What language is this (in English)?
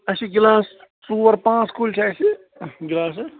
Kashmiri